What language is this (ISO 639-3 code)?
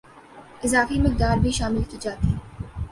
urd